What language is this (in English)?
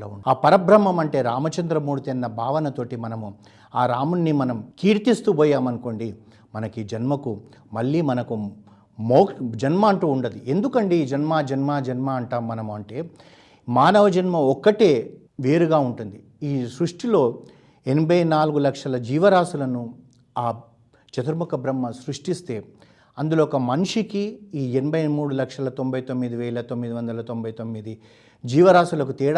Telugu